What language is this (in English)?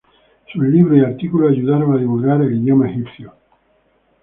Spanish